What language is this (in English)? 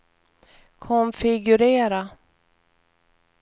Swedish